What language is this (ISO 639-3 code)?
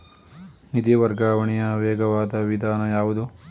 kan